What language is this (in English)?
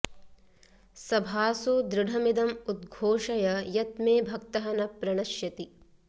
Sanskrit